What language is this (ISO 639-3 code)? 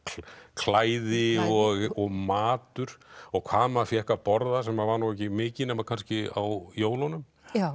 isl